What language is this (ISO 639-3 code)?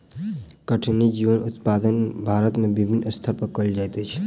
mai